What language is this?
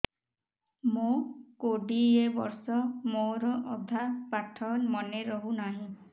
Odia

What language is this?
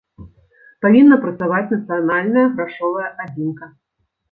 Belarusian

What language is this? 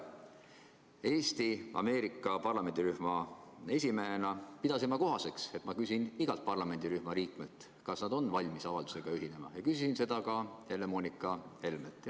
Estonian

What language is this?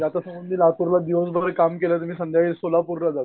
Marathi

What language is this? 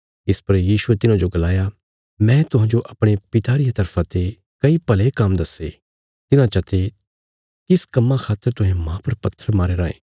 Bilaspuri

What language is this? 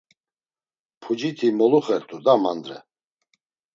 Laz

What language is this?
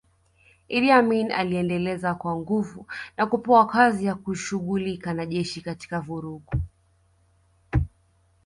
Swahili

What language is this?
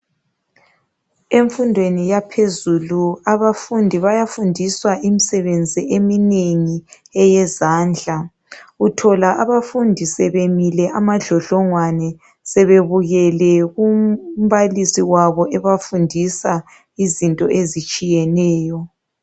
North Ndebele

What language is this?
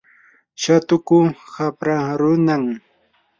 Yanahuanca Pasco Quechua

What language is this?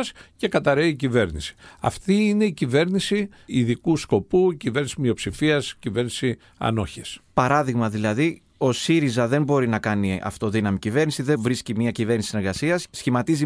Greek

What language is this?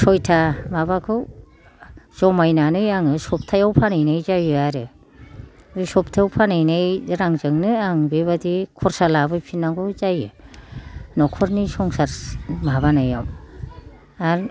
Bodo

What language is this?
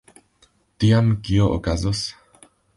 Esperanto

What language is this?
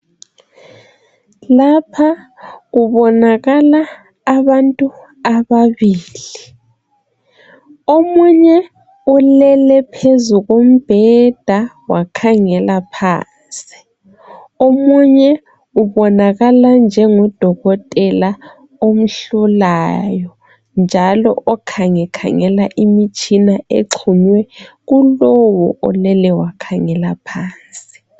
North Ndebele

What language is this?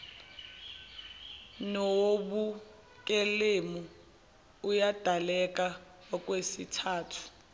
Zulu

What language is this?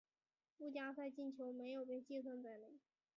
Chinese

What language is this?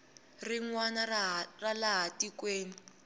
Tsonga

